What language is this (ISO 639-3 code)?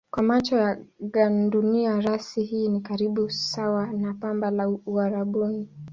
swa